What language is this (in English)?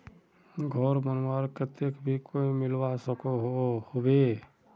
Magahi